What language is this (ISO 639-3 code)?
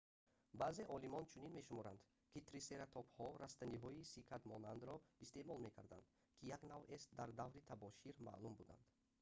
tgk